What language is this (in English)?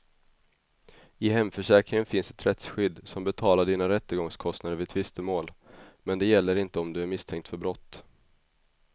Swedish